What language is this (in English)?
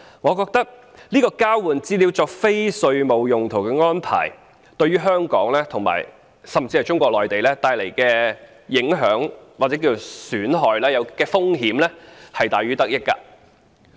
Cantonese